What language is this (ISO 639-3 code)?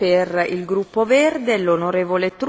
deu